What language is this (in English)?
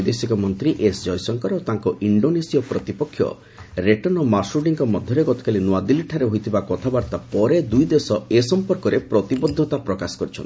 Odia